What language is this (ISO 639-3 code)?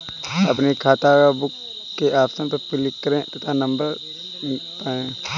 hin